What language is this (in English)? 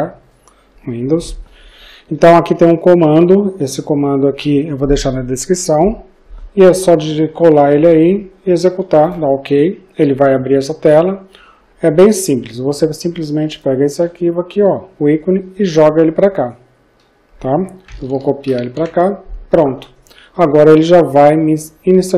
Portuguese